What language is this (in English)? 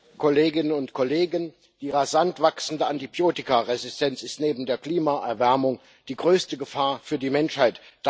German